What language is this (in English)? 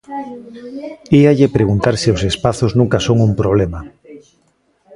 Galician